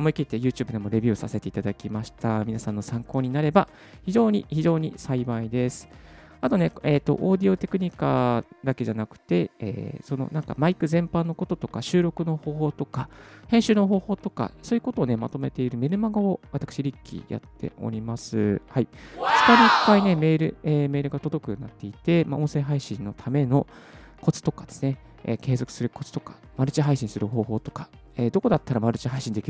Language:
Japanese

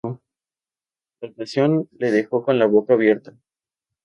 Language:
Spanish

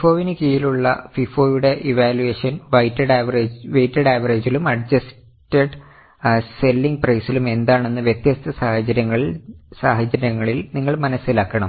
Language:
Malayalam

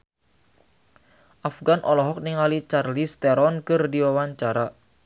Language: Sundanese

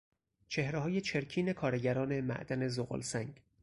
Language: Persian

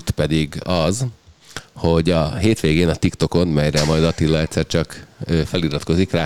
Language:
Hungarian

